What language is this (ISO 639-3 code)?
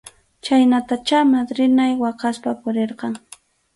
qxu